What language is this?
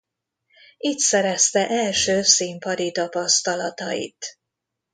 Hungarian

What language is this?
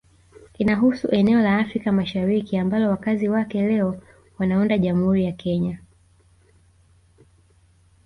Swahili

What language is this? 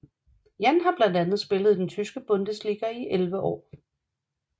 Danish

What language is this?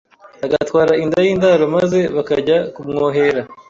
Kinyarwanda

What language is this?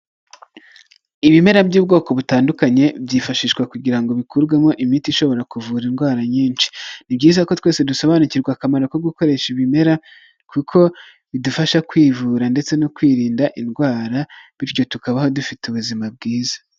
Kinyarwanda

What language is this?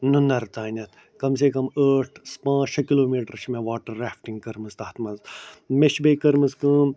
Kashmiri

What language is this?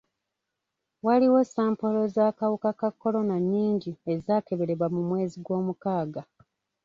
Ganda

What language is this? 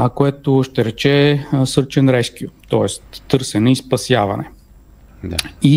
Bulgarian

